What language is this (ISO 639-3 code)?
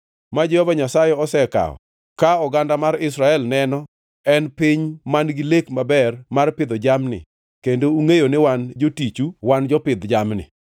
luo